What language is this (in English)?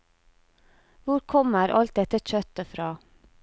Norwegian